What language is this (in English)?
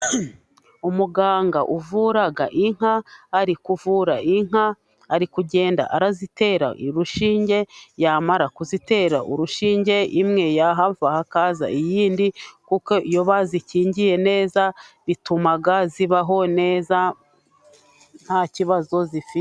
Kinyarwanda